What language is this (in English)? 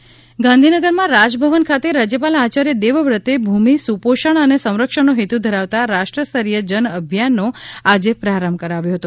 Gujarati